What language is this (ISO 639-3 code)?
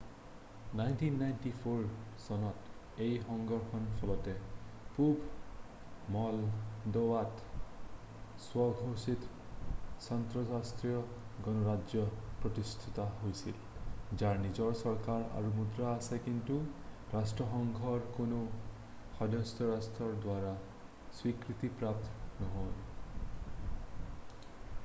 asm